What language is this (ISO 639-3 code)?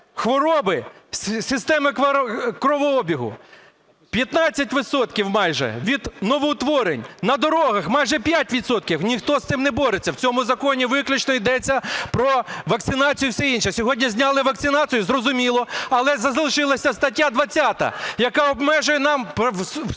ukr